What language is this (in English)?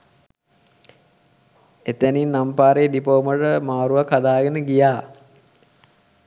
Sinhala